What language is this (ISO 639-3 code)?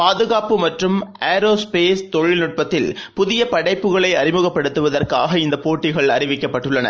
tam